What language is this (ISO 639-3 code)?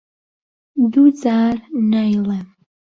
ckb